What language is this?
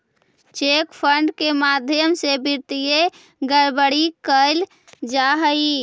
Magahi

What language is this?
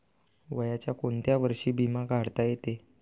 Marathi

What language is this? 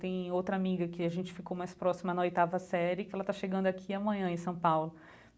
Portuguese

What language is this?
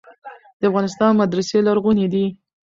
Pashto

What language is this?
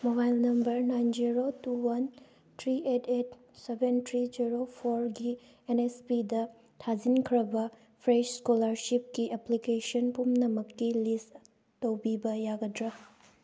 Manipuri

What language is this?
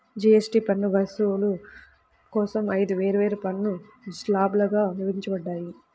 Telugu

